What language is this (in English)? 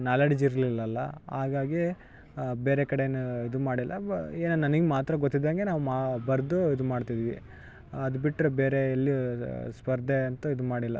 Kannada